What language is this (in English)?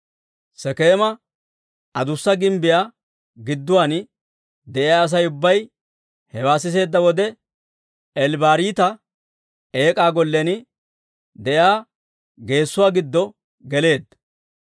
Dawro